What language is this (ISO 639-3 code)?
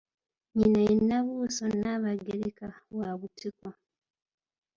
lug